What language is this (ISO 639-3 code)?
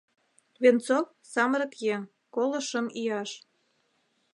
chm